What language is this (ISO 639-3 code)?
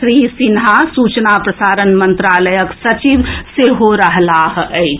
mai